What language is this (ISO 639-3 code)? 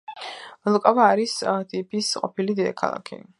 kat